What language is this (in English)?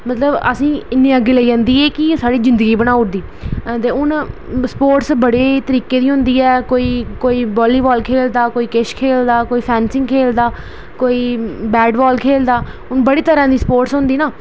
Dogri